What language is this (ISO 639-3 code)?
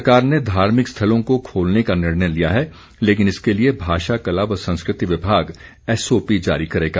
hin